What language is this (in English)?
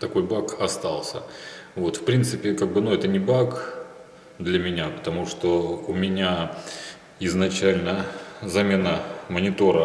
Russian